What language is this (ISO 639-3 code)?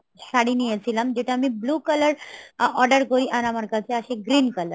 ben